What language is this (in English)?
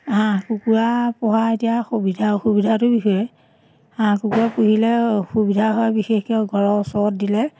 Assamese